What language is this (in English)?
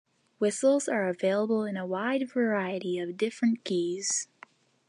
English